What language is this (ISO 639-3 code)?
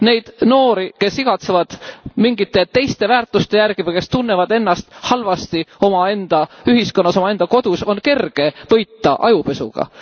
est